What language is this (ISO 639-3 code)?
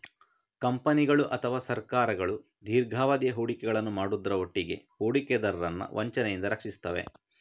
kan